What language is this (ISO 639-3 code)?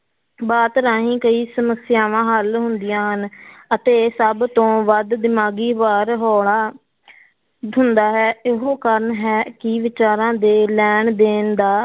pan